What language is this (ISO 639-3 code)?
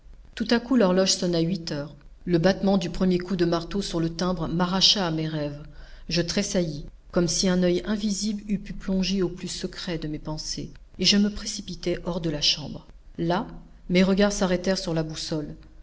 fra